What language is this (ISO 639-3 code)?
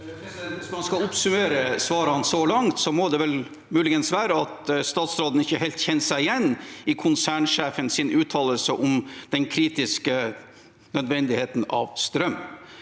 nor